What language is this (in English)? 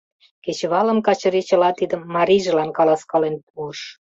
Mari